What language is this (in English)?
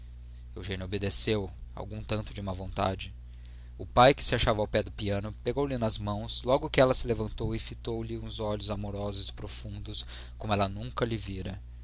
Portuguese